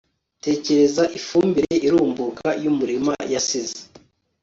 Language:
Kinyarwanda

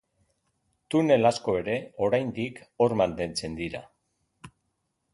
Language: Basque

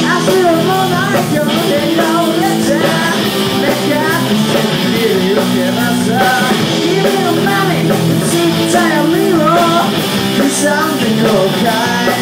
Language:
Ukrainian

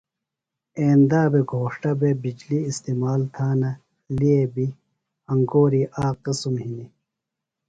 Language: Phalura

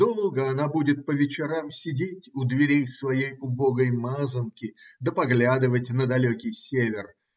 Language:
Russian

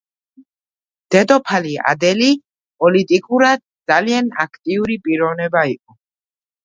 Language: Georgian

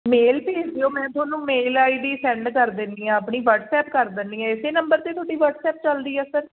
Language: Punjabi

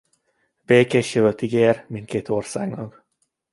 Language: Hungarian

